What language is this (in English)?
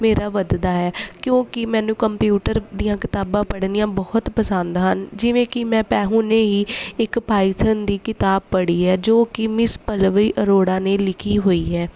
Punjabi